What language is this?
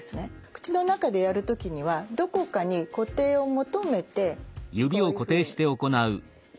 Japanese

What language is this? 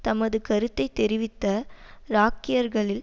Tamil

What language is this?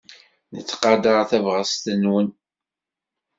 Kabyle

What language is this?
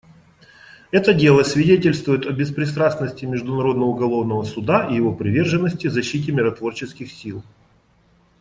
Russian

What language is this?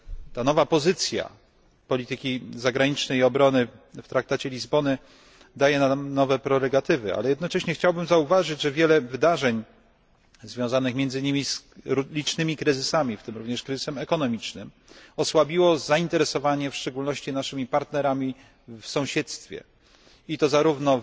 Polish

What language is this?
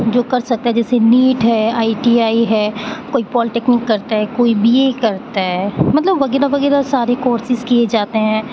Urdu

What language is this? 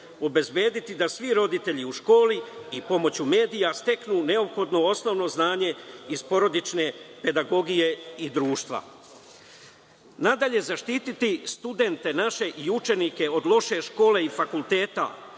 Serbian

